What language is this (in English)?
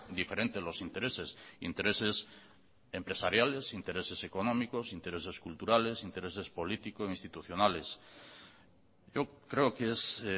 Spanish